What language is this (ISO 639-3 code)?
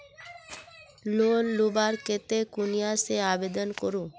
mag